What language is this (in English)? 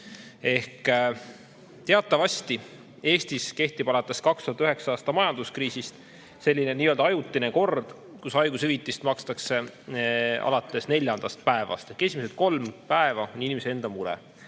Estonian